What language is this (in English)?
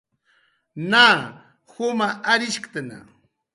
Jaqaru